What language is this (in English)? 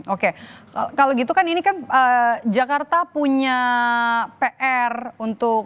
Indonesian